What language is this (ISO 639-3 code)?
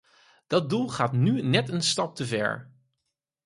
nld